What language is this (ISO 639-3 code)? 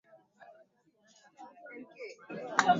swa